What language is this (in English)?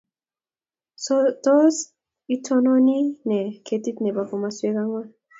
Kalenjin